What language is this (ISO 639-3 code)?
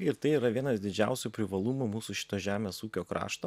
lit